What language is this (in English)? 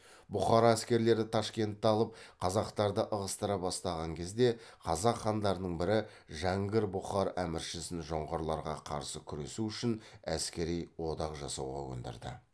Kazakh